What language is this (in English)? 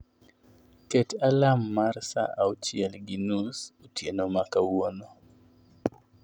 Luo (Kenya and Tanzania)